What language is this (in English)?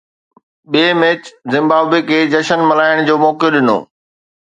Sindhi